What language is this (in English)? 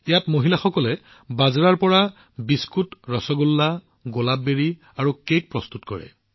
Assamese